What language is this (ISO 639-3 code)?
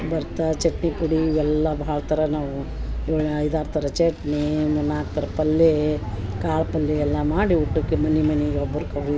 kan